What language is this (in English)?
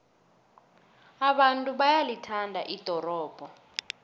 South Ndebele